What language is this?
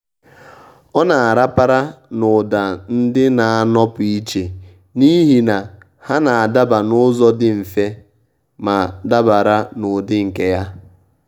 Igbo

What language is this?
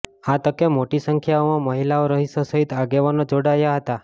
Gujarati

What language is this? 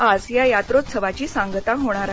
Marathi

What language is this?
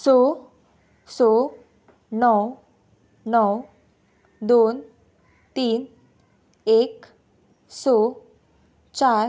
Konkani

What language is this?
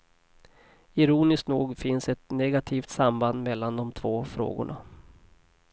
Swedish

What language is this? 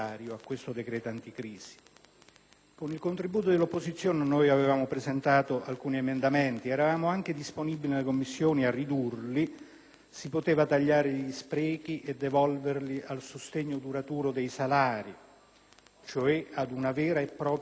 Italian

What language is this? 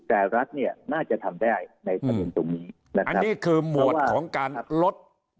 Thai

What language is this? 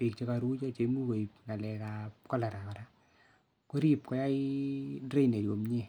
Kalenjin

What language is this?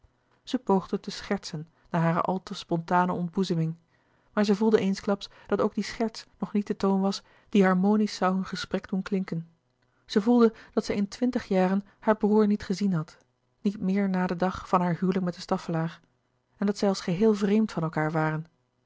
Dutch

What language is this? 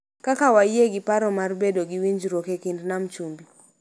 Luo (Kenya and Tanzania)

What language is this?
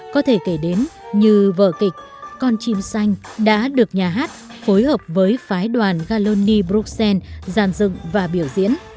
Vietnamese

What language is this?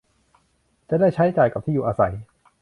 Thai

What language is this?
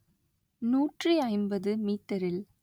Tamil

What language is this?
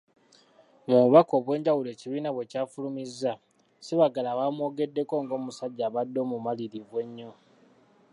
Ganda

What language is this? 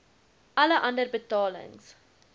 Afrikaans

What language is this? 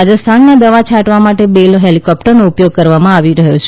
Gujarati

